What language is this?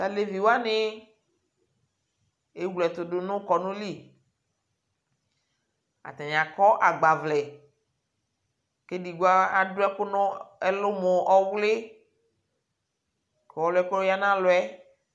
Ikposo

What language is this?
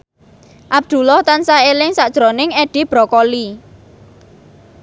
Javanese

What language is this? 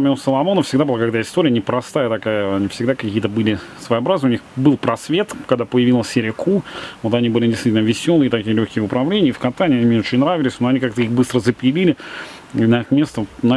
Russian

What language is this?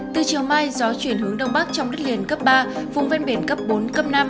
Vietnamese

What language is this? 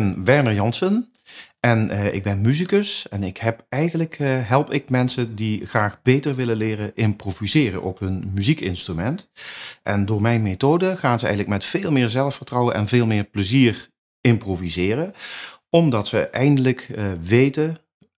Dutch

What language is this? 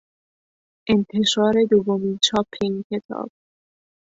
Persian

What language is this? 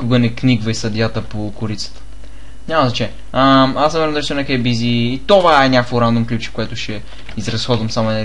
Bulgarian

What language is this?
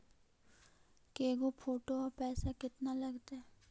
Magahi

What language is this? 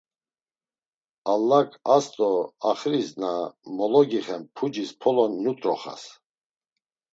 Laz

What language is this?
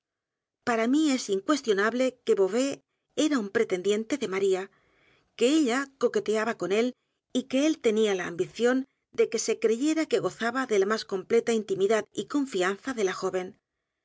Spanish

